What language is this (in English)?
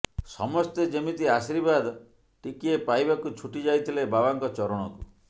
Odia